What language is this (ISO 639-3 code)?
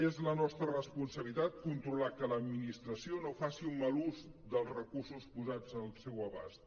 cat